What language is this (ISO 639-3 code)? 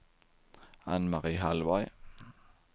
swe